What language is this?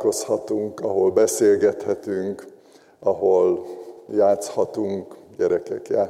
Hungarian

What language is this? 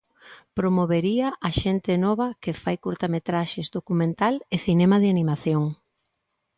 Galician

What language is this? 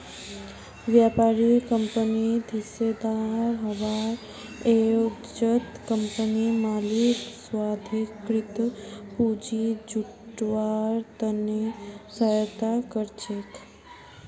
Magahi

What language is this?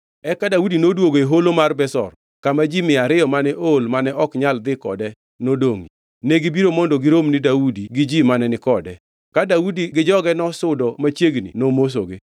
Luo (Kenya and Tanzania)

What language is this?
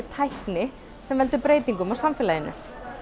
Icelandic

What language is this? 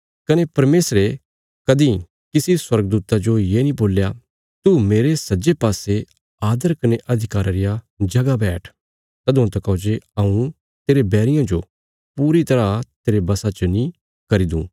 Bilaspuri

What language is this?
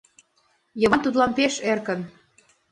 Mari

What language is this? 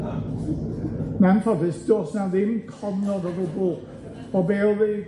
Welsh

